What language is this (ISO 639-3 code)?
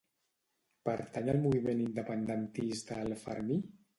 cat